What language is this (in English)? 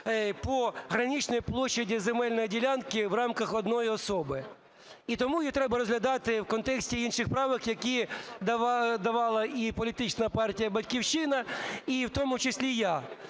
Ukrainian